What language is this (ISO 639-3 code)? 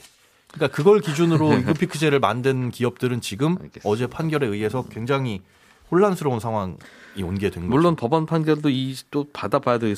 kor